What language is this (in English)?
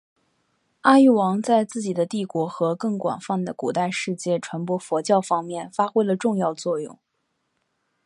Chinese